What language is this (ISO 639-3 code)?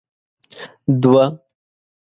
pus